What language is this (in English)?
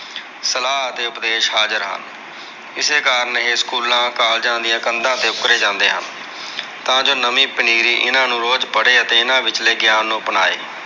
Punjabi